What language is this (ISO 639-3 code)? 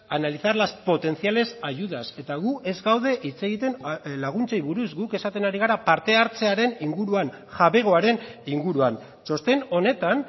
eus